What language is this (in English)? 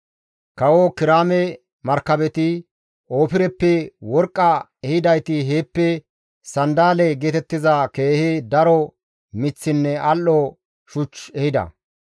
Gamo